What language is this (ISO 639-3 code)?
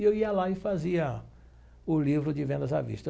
por